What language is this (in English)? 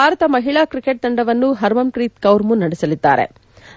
Kannada